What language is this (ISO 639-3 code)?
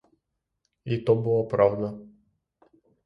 ukr